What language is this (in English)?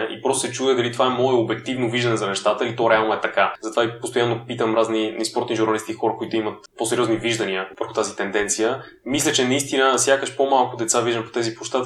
Bulgarian